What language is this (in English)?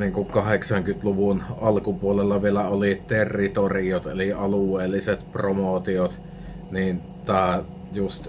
Finnish